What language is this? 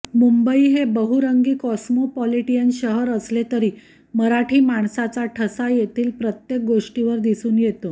Marathi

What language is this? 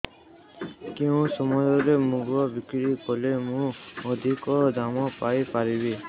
Odia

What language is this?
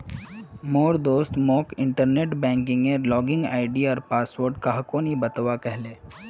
Magahi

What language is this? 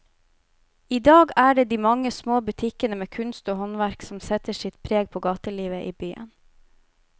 Norwegian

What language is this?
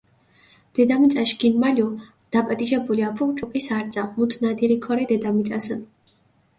Mingrelian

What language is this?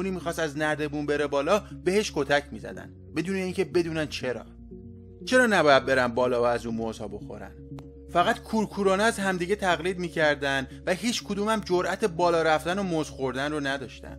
Persian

